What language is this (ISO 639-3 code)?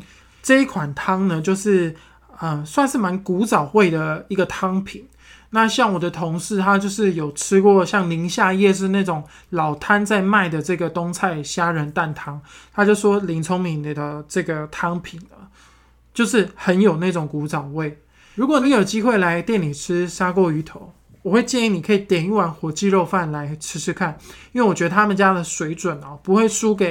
zho